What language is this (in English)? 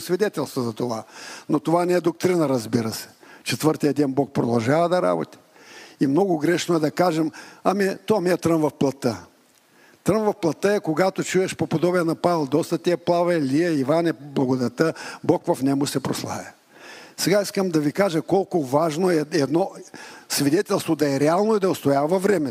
Bulgarian